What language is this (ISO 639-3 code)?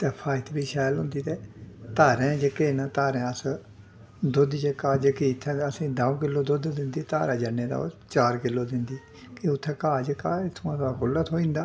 doi